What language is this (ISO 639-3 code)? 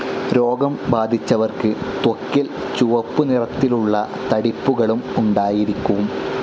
mal